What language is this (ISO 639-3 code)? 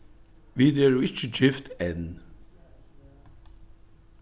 fao